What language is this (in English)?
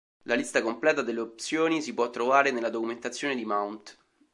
Italian